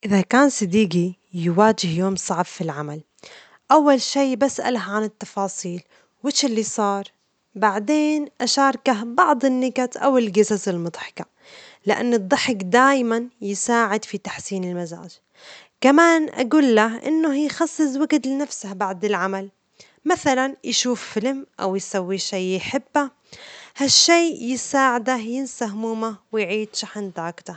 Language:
Omani Arabic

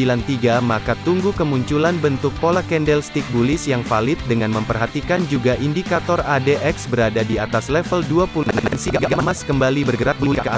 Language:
Indonesian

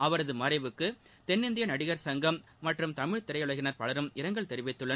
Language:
Tamil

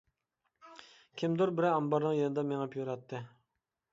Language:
Uyghur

